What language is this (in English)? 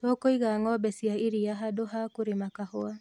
Kikuyu